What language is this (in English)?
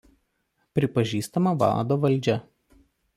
Lithuanian